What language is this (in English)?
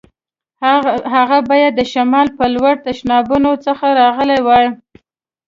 Pashto